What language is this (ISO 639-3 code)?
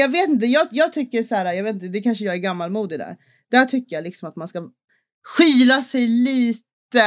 swe